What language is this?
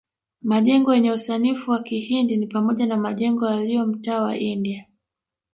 Swahili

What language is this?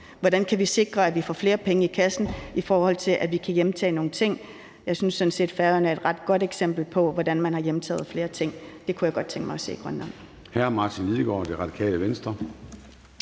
Danish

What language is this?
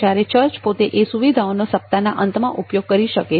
Gujarati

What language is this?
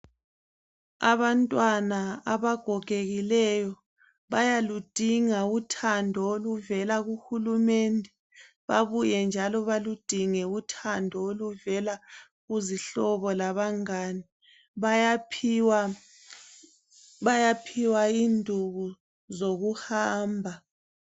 North Ndebele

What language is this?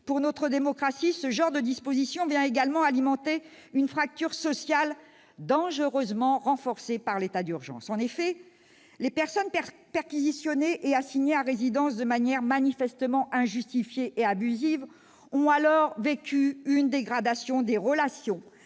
French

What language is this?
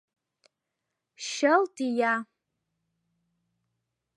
Mari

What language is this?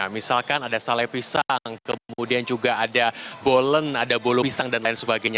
Indonesian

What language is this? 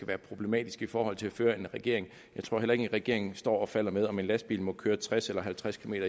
Danish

